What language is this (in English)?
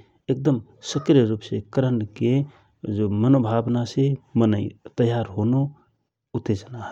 Rana Tharu